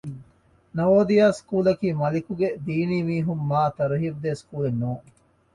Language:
Divehi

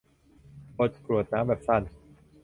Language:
Thai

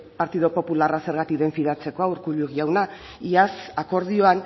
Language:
Basque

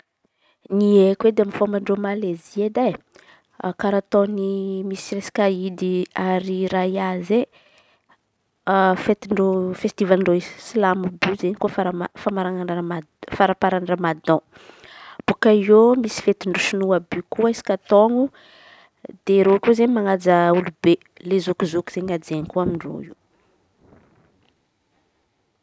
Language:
Antankarana Malagasy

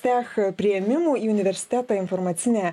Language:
Lithuanian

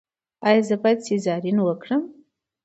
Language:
Pashto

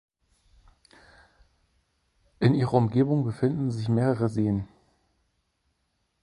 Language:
German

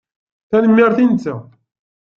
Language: Kabyle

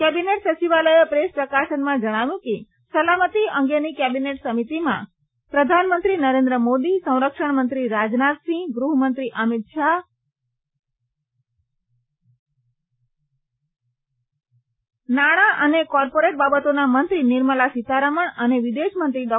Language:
Gujarati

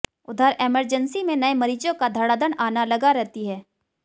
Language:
Hindi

